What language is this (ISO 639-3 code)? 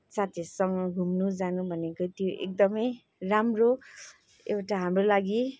nep